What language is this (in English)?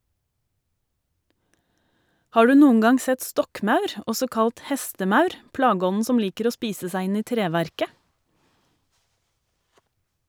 Norwegian